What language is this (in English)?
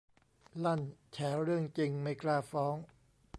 Thai